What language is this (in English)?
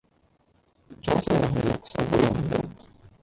Cantonese